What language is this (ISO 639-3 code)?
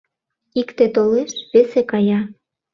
chm